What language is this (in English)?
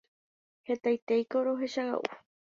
Guarani